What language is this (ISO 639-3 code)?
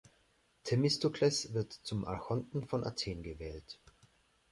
deu